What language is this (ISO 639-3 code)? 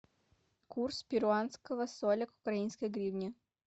rus